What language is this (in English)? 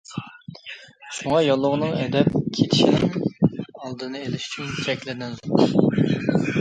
Uyghur